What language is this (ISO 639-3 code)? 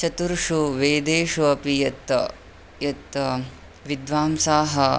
san